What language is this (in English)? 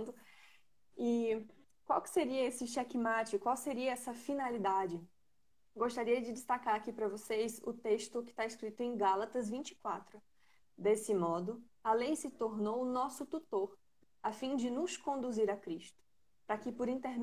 Portuguese